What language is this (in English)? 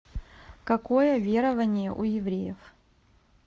Russian